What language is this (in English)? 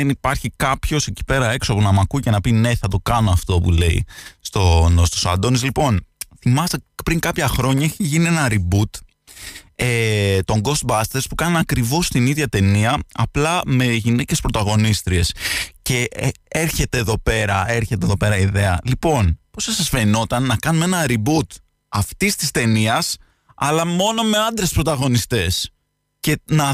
Greek